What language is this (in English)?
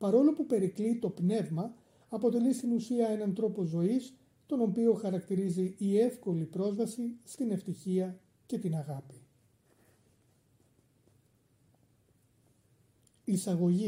Greek